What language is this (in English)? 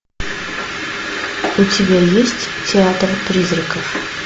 Russian